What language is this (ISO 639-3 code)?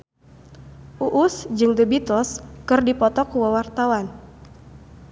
sun